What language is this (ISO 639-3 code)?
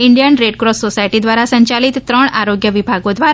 guj